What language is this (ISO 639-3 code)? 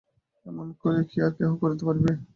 ben